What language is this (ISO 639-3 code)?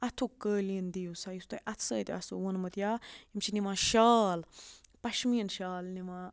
kas